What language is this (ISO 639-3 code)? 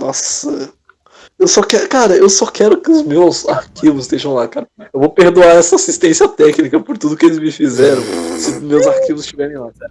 por